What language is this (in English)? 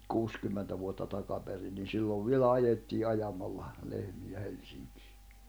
Finnish